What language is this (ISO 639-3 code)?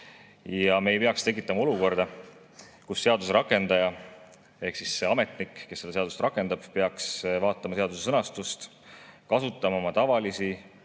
est